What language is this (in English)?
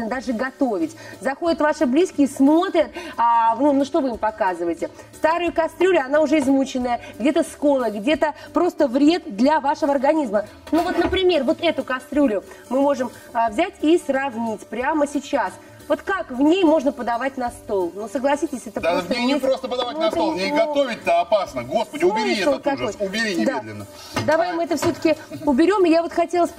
Russian